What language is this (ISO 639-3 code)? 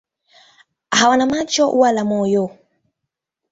swa